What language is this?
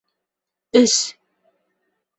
Bashkir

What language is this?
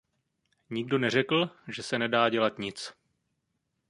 Czech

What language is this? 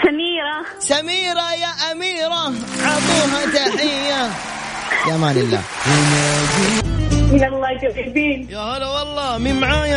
Arabic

